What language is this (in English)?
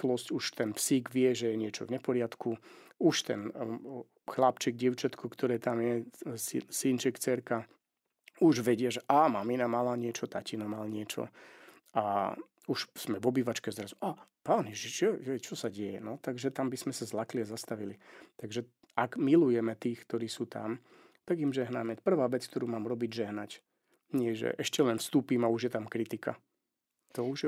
Slovak